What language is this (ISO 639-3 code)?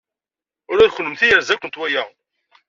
kab